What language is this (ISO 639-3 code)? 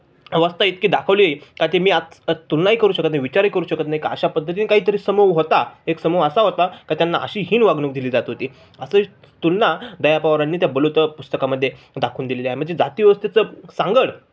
mar